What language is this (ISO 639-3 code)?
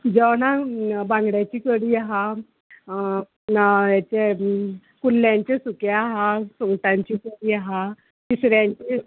kok